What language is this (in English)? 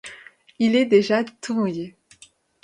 French